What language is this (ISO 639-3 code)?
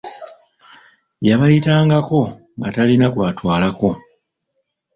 lug